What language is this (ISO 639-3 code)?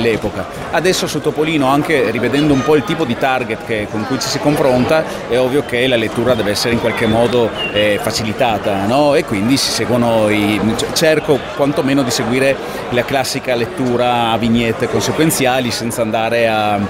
ita